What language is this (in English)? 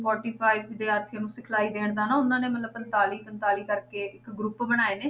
Punjabi